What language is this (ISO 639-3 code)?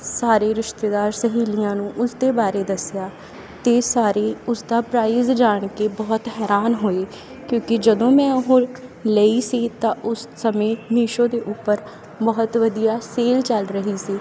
pan